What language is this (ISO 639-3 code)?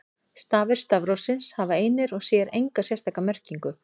isl